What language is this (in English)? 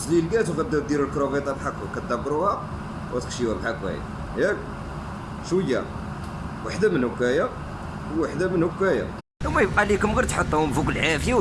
Arabic